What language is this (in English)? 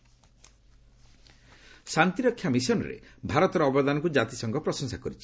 Odia